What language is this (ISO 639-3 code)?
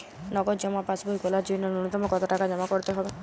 ben